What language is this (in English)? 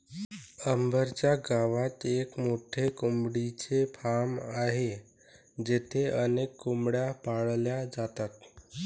Marathi